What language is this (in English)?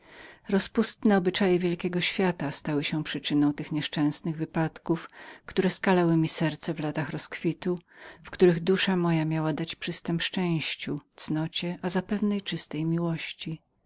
Polish